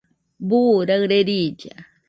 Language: Nüpode Huitoto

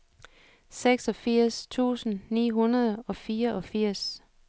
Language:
Danish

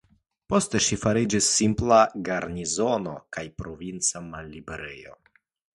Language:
Esperanto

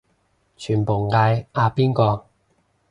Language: Cantonese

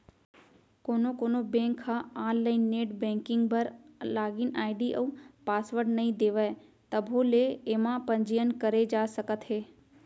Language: Chhattisgarhi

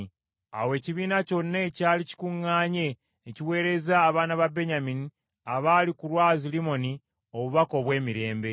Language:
Ganda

